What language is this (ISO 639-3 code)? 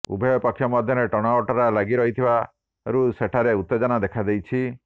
ori